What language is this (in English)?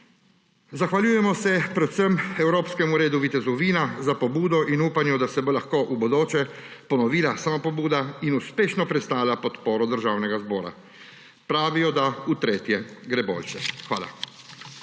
Slovenian